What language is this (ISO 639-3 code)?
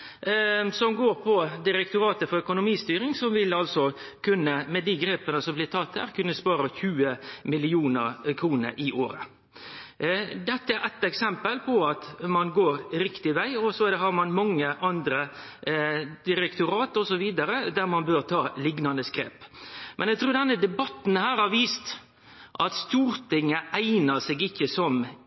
nno